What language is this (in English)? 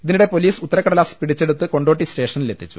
Malayalam